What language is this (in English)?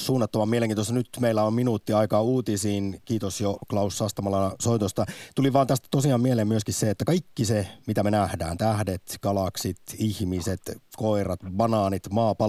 Finnish